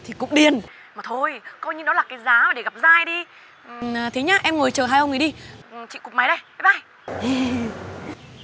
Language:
Vietnamese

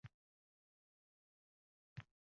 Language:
Uzbek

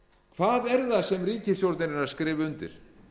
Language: Icelandic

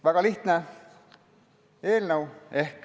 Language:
Estonian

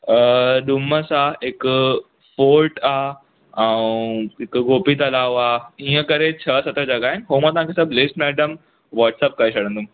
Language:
Sindhi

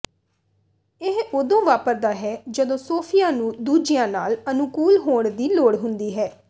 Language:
Punjabi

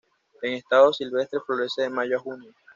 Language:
Spanish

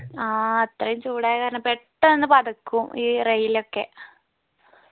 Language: Malayalam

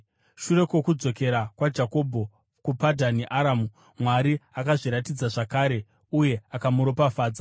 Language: Shona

